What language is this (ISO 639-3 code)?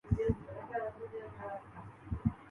urd